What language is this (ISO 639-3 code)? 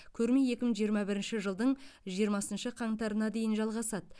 kaz